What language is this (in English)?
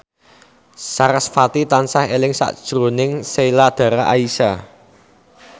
Javanese